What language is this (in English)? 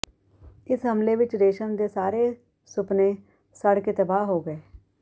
Punjabi